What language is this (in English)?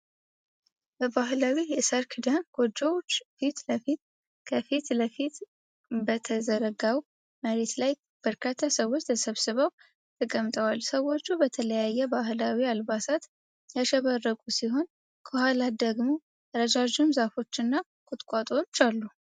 Amharic